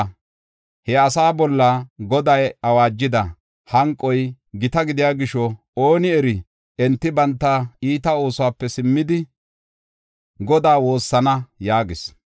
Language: Gofa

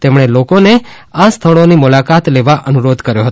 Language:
Gujarati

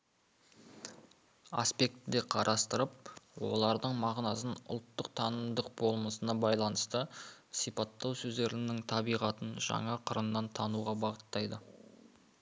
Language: Kazakh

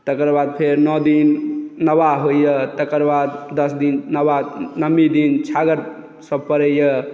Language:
Maithili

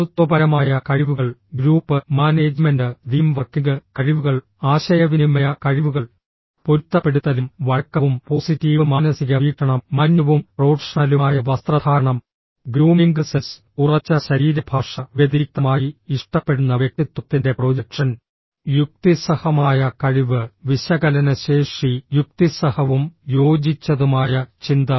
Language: Malayalam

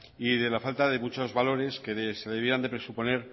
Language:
Spanish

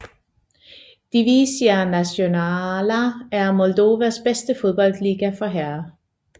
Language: Danish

